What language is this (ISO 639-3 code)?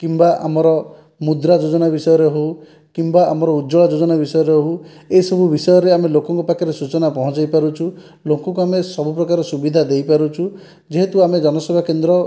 ori